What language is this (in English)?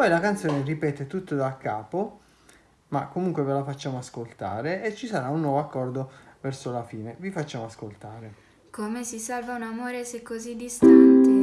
Italian